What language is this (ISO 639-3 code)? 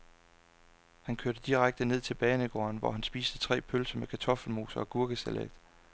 dan